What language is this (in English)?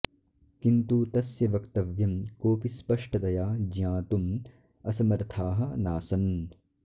Sanskrit